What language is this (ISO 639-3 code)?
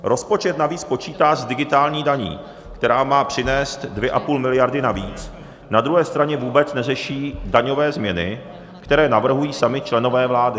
ces